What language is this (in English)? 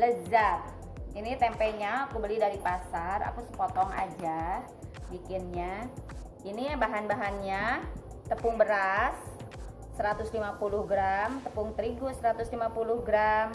Indonesian